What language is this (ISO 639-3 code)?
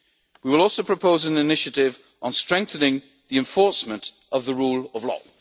eng